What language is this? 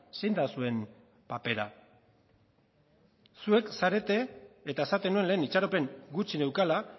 Basque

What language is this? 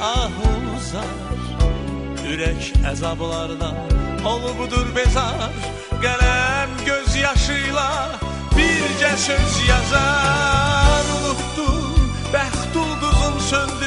Turkish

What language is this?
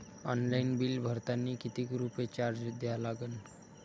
Marathi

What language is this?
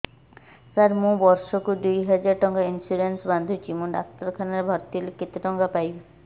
Odia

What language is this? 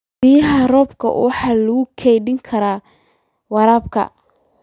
Somali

